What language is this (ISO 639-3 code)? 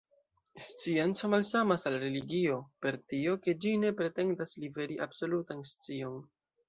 epo